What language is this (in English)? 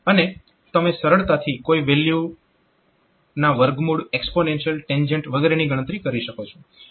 Gujarati